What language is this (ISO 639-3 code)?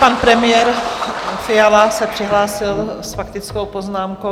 ces